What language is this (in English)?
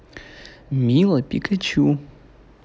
Russian